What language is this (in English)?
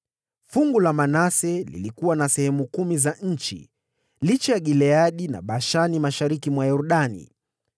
Swahili